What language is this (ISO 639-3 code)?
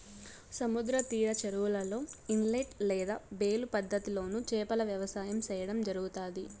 tel